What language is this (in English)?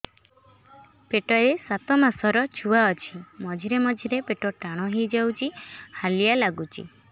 Odia